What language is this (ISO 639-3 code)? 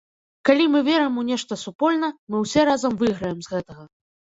bel